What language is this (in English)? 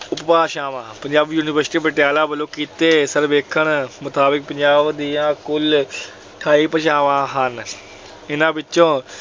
Punjabi